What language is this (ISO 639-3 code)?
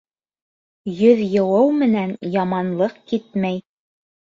bak